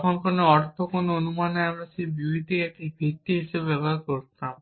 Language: Bangla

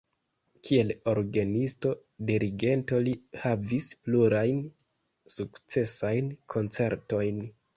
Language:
Esperanto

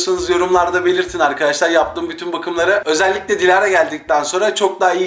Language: Turkish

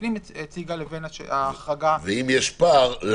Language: Hebrew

